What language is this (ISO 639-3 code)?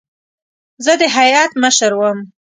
pus